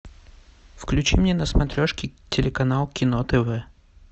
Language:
Russian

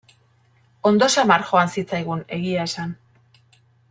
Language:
Basque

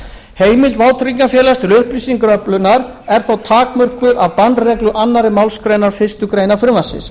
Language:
Icelandic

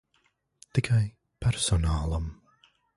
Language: Latvian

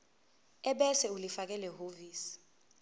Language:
Zulu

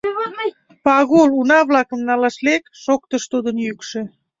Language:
Mari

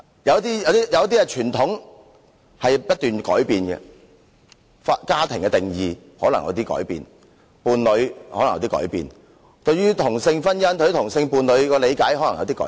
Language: Cantonese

